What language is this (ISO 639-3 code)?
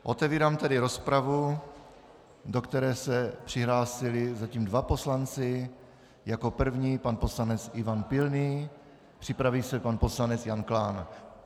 ces